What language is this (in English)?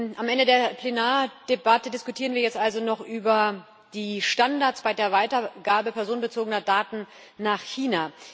German